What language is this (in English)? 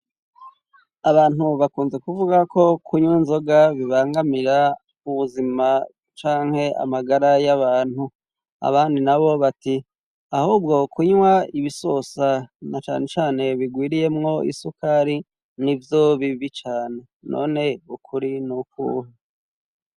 Rundi